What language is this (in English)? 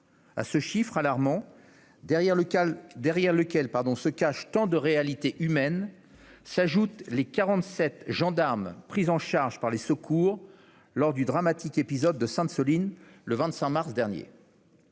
French